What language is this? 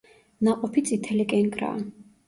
Georgian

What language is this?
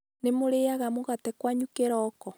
Kikuyu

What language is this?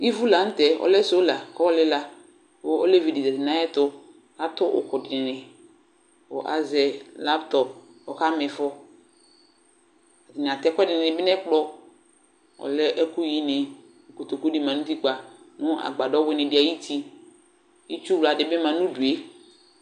Ikposo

